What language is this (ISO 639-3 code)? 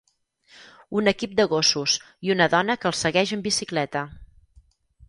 cat